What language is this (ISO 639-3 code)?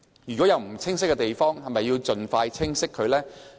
yue